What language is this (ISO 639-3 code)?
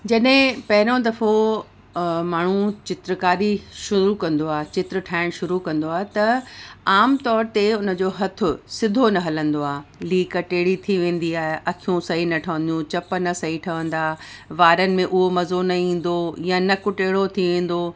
snd